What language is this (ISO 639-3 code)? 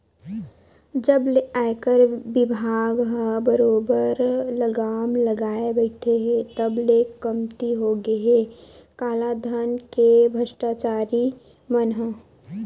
hne